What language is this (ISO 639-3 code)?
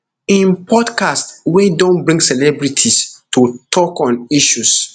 pcm